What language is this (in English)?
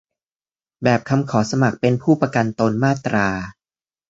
Thai